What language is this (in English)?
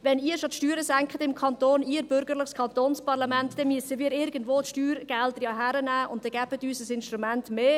Swiss German